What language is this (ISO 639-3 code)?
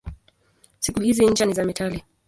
swa